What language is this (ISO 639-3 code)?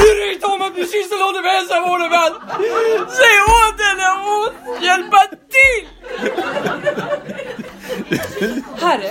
swe